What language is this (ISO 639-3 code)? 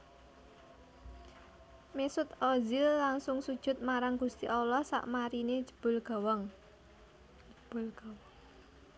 jav